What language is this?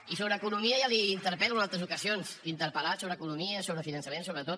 Catalan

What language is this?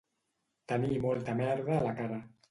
Catalan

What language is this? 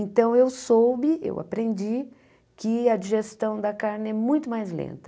Portuguese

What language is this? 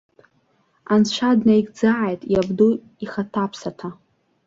Abkhazian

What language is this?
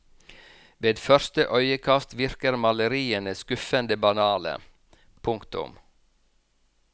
Norwegian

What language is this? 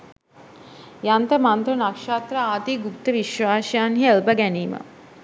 Sinhala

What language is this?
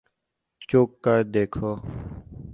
Urdu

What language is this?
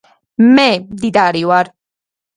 Georgian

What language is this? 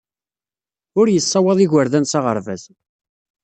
Kabyle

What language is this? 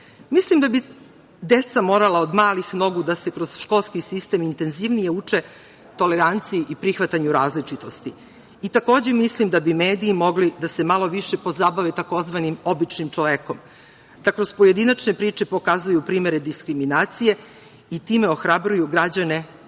Serbian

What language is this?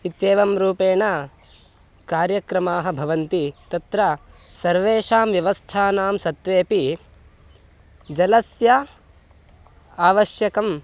Sanskrit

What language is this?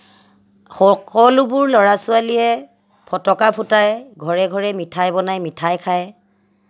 Assamese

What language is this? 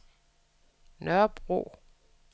Danish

